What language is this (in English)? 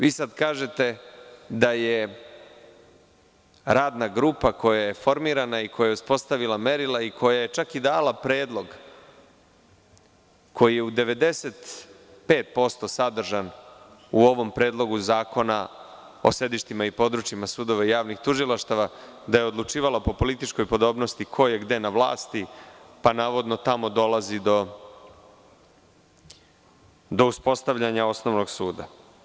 Serbian